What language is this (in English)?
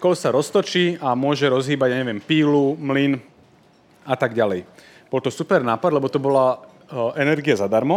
Slovak